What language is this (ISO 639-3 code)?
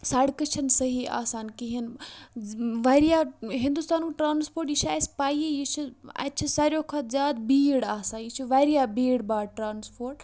kas